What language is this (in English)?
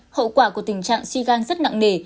Vietnamese